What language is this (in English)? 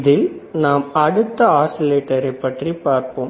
Tamil